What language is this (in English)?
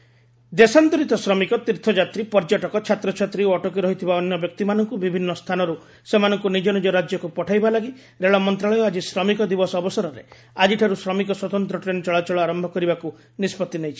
Odia